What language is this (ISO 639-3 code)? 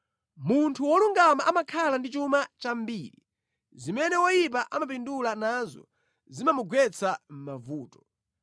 nya